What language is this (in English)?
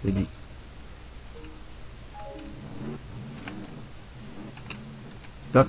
French